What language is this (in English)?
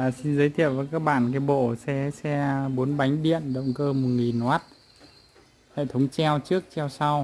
Vietnamese